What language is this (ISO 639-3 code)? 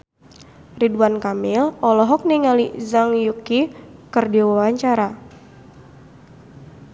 sun